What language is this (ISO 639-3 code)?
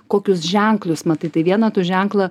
lit